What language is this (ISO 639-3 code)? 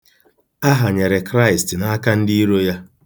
ibo